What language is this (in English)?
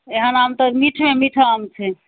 Maithili